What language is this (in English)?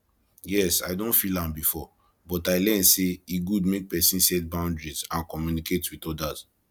Nigerian Pidgin